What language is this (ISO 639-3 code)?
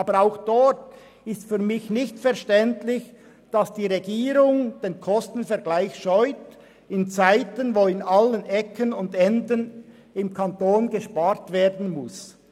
gsw